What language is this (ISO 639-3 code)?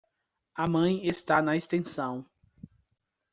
por